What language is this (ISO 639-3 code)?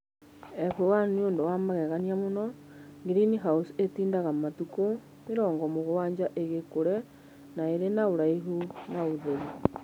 kik